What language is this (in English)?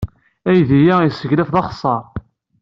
Kabyle